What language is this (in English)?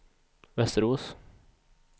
Swedish